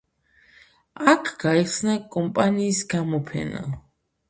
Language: Georgian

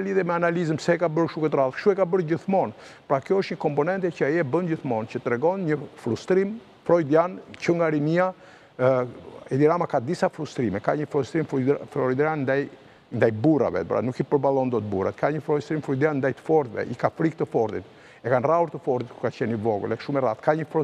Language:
Dutch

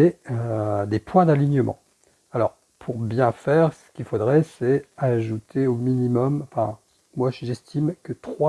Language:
French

